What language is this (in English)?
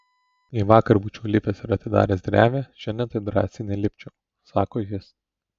Lithuanian